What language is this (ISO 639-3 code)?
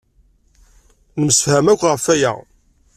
kab